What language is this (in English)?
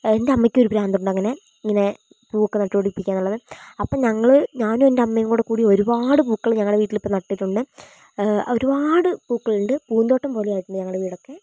Malayalam